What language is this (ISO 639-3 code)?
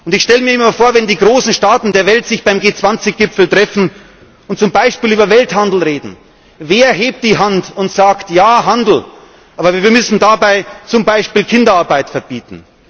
deu